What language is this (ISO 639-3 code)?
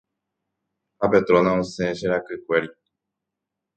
grn